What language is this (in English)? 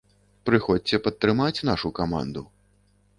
Belarusian